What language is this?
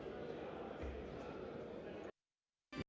Ukrainian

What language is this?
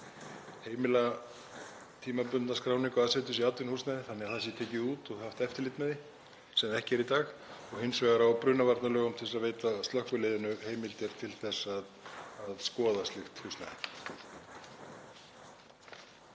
Icelandic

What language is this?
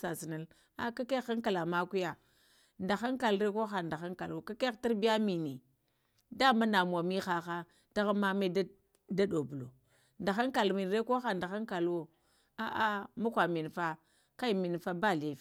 Lamang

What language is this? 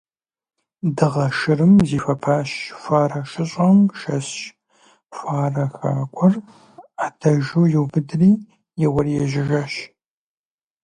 Kabardian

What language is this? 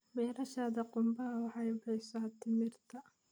Somali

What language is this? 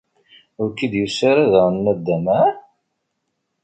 Kabyle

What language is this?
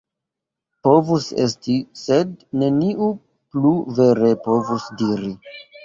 Esperanto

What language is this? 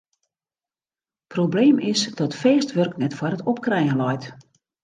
Western Frisian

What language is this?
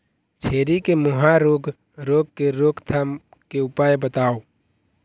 Chhattisgarhi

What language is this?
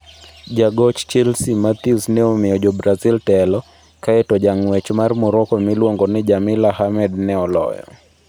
Luo (Kenya and Tanzania)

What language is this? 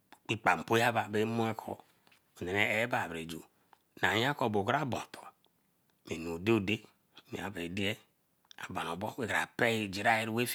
Eleme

